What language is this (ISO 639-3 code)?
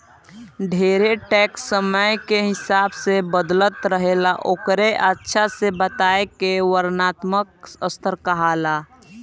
bho